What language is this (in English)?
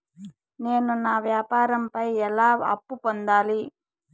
Telugu